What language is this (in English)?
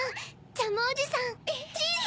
Japanese